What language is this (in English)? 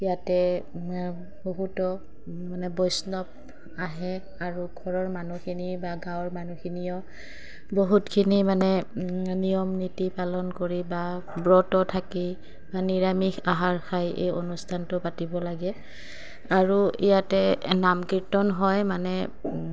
Assamese